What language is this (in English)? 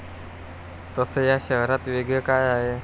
Marathi